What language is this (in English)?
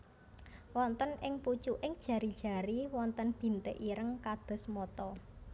Javanese